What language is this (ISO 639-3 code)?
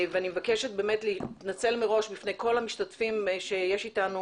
heb